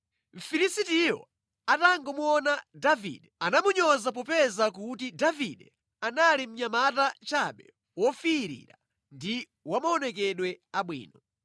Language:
Nyanja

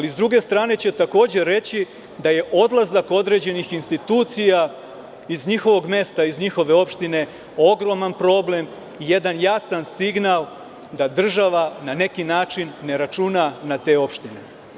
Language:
Serbian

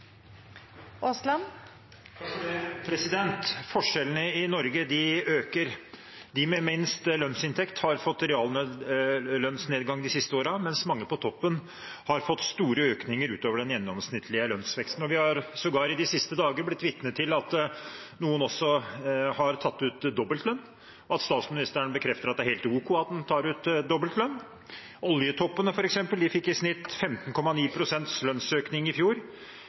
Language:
Norwegian Bokmål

